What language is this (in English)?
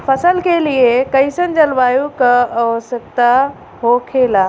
Bhojpuri